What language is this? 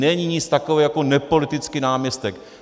Czech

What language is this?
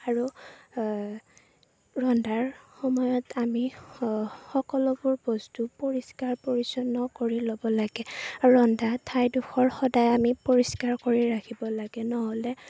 Assamese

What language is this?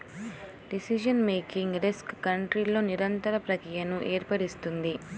Telugu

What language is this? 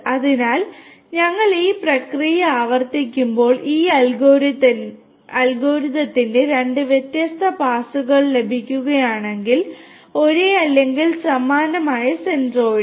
Malayalam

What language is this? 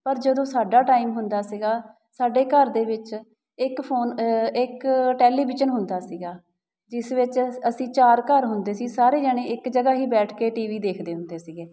Punjabi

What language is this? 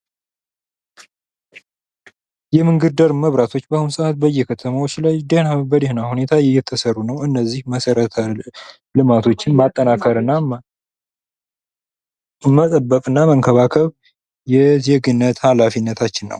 Amharic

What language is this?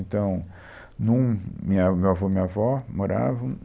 Portuguese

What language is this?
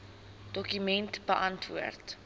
Afrikaans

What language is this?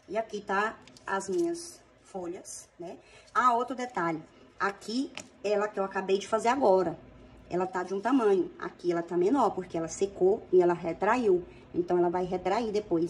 Portuguese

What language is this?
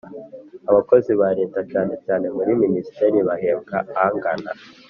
Kinyarwanda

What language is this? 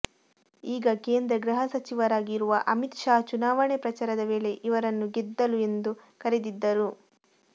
Kannada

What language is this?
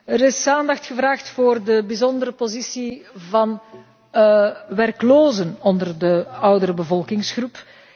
Dutch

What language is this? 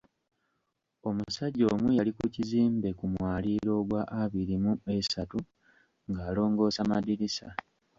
Ganda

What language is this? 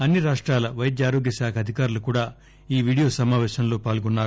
Telugu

